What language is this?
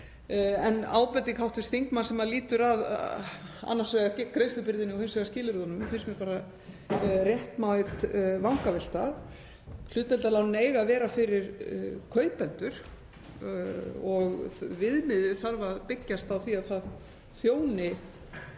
Icelandic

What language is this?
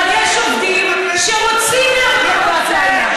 Hebrew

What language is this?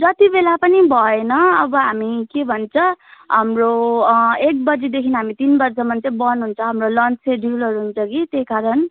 Nepali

